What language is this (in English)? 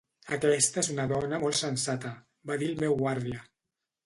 Catalan